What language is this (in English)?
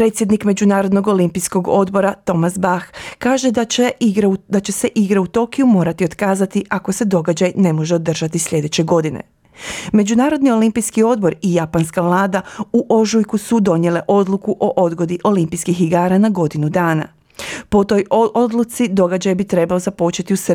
Croatian